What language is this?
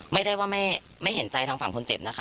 Thai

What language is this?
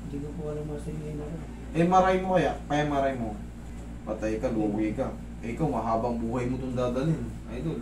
Filipino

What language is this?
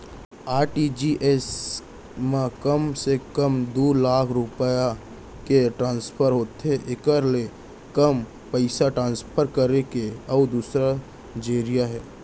Chhattisgarhi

